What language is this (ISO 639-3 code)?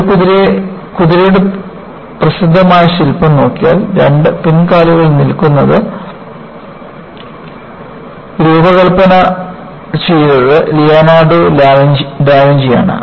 mal